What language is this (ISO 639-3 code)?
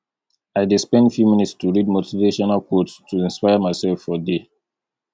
pcm